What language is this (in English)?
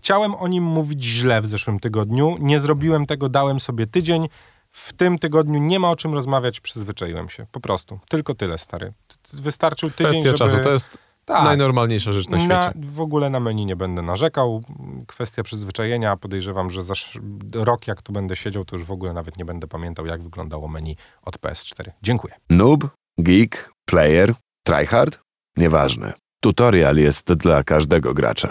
Polish